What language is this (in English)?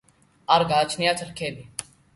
Georgian